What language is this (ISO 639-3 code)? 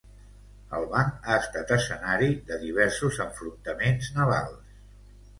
cat